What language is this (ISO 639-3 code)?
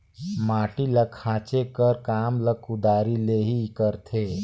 hne